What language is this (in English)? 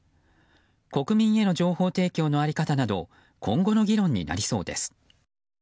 Japanese